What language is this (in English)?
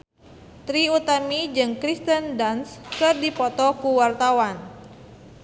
Sundanese